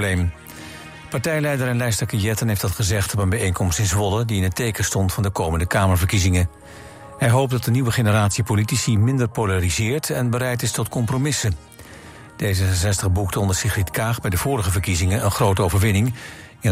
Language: Dutch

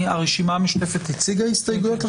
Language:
Hebrew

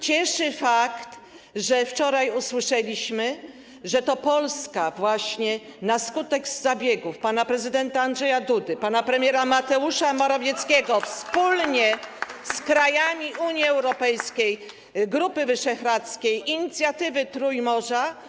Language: Polish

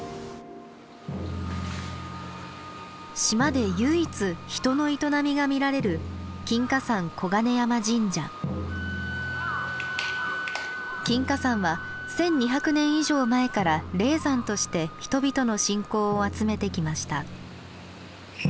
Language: Japanese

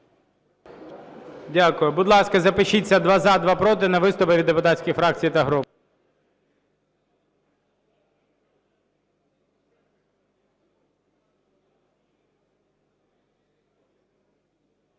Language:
Ukrainian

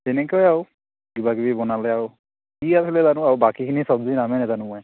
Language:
Assamese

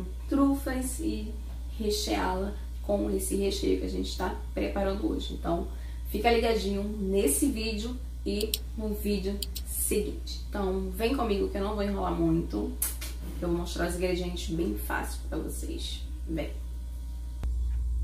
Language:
Portuguese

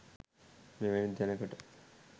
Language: Sinhala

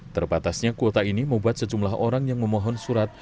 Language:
Indonesian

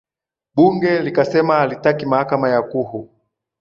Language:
Swahili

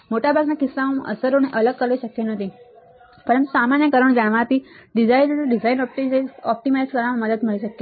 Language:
Gujarati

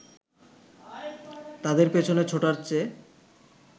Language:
Bangla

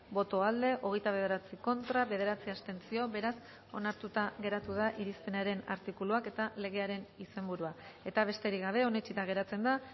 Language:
Basque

